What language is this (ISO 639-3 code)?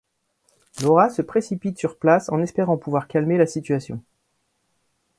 fra